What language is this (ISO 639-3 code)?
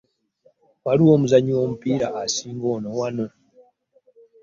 lug